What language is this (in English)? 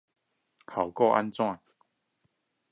Chinese